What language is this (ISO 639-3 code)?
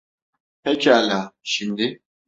tur